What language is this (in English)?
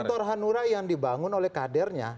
Indonesian